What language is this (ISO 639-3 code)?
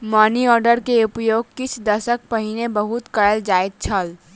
mai